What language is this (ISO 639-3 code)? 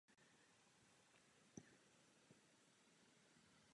ces